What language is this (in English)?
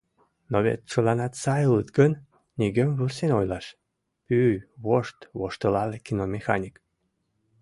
Mari